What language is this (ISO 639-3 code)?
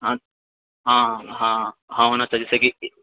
mai